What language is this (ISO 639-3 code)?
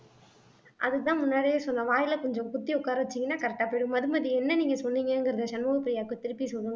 tam